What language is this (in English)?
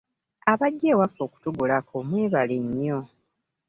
Ganda